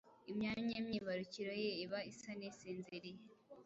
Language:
Kinyarwanda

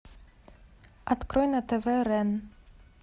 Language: Russian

